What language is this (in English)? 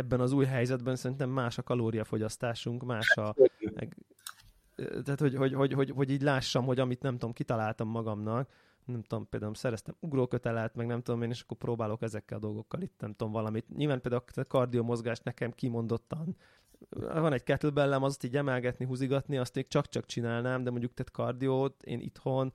Hungarian